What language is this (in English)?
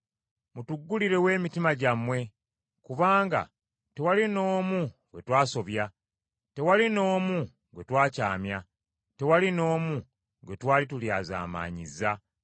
Ganda